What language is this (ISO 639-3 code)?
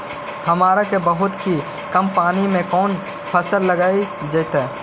mag